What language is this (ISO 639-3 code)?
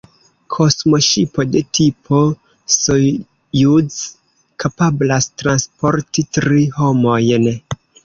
epo